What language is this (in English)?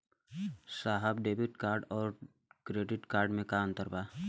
Bhojpuri